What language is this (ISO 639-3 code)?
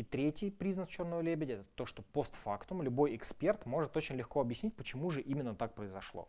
rus